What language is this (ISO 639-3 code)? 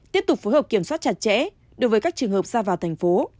vie